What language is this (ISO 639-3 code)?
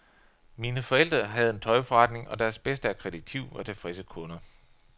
dan